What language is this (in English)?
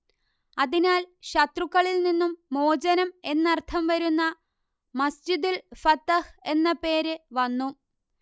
Malayalam